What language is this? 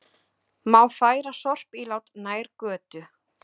Icelandic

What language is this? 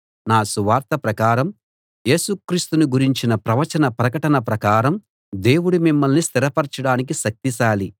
Telugu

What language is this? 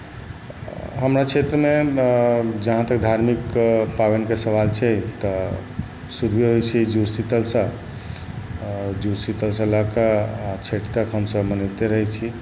Maithili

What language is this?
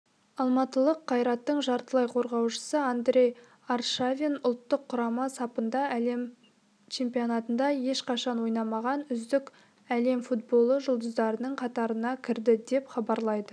Kazakh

